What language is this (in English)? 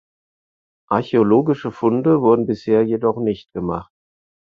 German